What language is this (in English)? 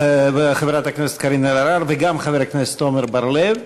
Hebrew